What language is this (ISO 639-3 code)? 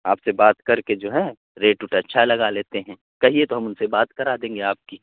urd